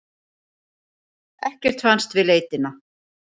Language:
Icelandic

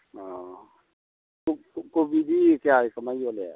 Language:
Manipuri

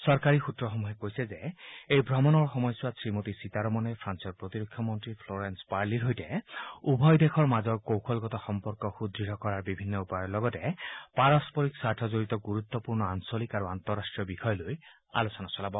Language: Assamese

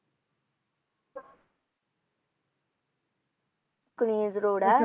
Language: Punjabi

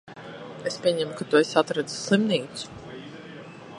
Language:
Latvian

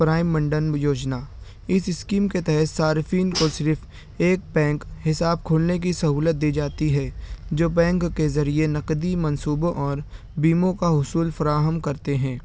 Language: Urdu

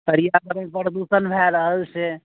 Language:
Maithili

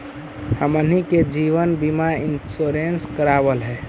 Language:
Magahi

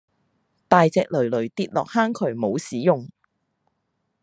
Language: Cantonese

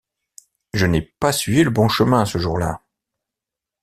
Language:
French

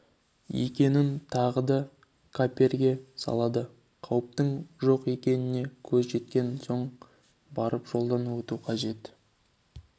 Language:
Kazakh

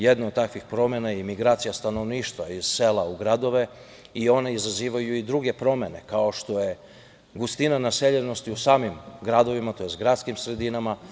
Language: Serbian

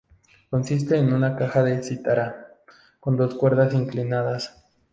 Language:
Spanish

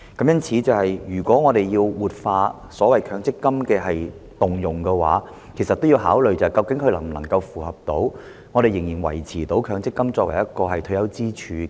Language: Cantonese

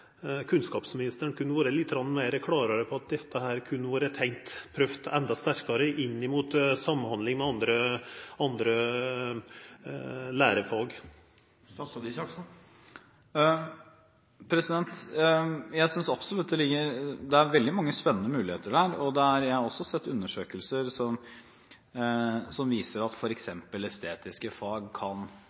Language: Norwegian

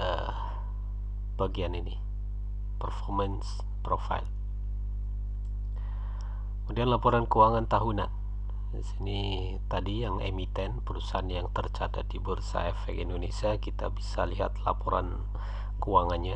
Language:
Indonesian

